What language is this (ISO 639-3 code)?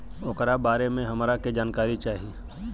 bho